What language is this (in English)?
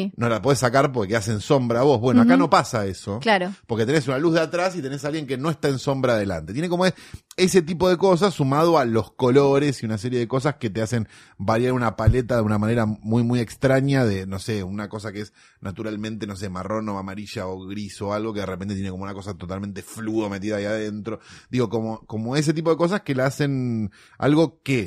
Spanish